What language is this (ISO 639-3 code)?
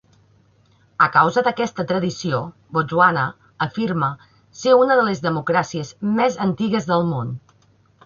cat